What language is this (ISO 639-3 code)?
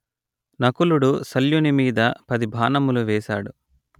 tel